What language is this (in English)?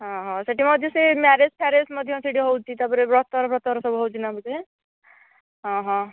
Odia